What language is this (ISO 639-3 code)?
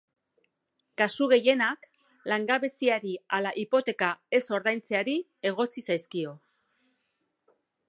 eus